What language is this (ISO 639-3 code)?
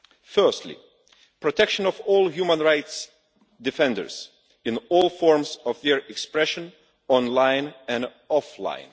eng